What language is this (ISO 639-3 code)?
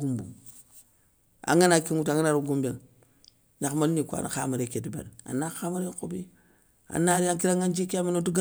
snk